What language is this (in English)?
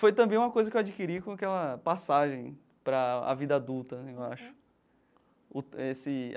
Portuguese